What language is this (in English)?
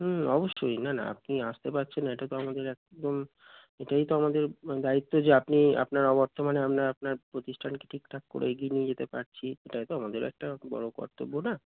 Bangla